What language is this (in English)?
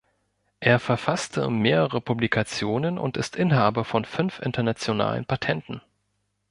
German